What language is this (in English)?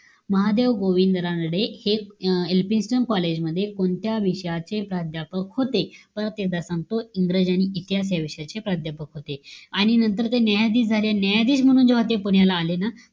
Marathi